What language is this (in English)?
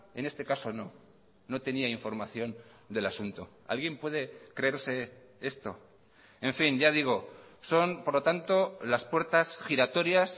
Spanish